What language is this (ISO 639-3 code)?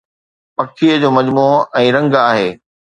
snd